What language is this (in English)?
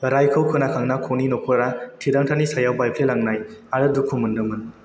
Bodo